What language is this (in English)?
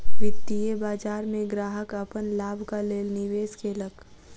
Maithili